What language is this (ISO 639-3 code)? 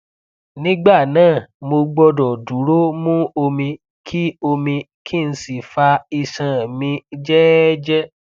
yor